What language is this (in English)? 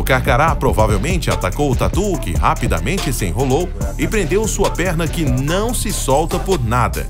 Portuguese